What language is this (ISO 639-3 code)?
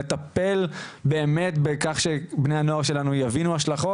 heb